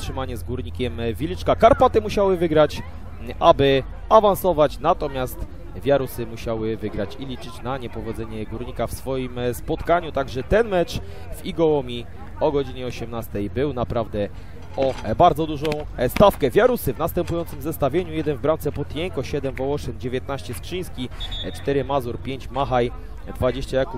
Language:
Polish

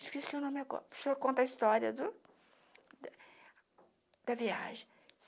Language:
Portuguese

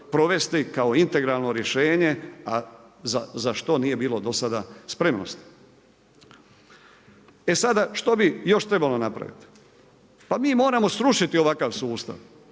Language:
Croatian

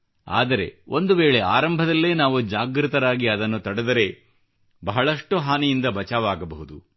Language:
Kannada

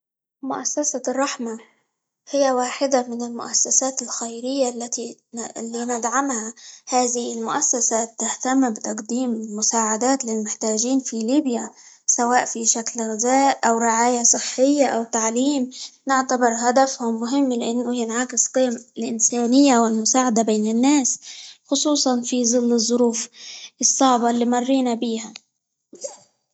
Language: Libyan Arabic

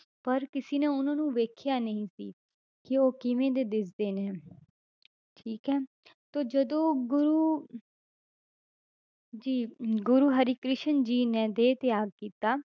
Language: Punjabi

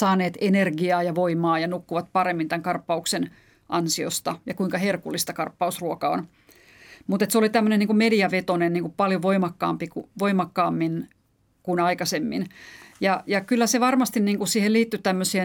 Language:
Finnish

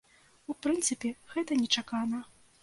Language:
Belarusian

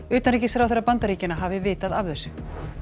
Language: Icelandic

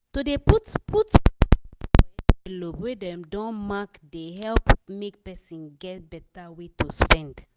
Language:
Nigerian Pidgin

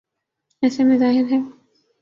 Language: Urdu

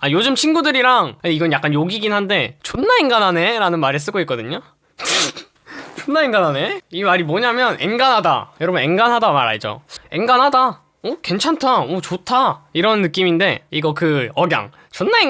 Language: Korean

